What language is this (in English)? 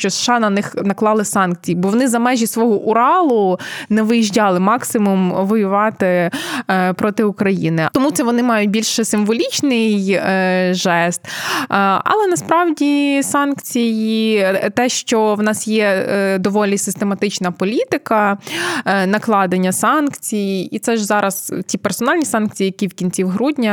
Ukrainian